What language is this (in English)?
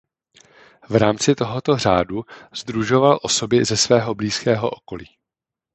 Czech